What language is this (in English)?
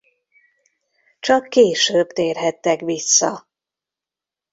Hungarian